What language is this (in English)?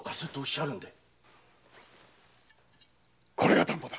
Japanese